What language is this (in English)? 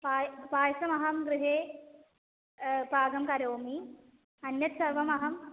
Sanskrit